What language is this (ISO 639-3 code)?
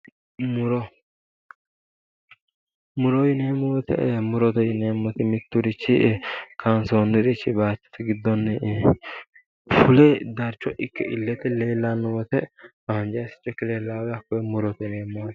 sid